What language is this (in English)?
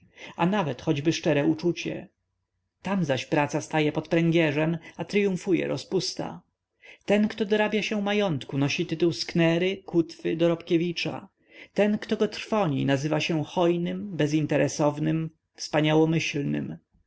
Polish